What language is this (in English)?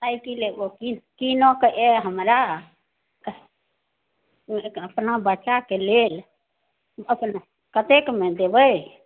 Maithili